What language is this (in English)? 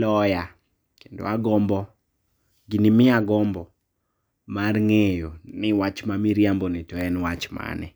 Luo (Kenya and Tanzania)